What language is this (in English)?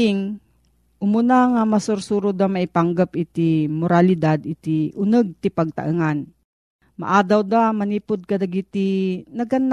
Filipino